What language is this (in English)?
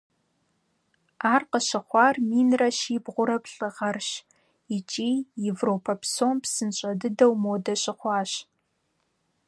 Kabardian